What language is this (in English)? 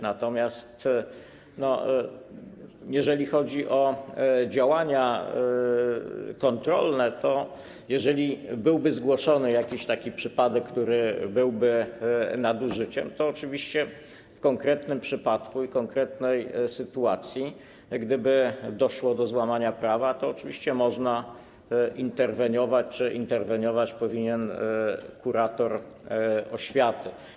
Polish